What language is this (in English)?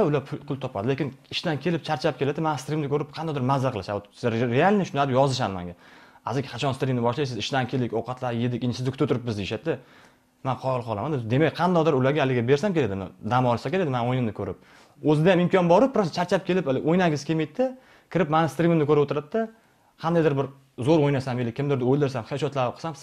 Turkish